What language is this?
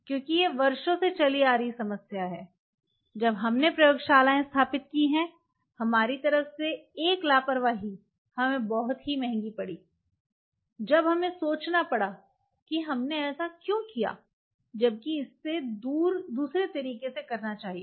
Hindi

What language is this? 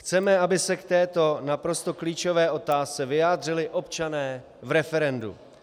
Czech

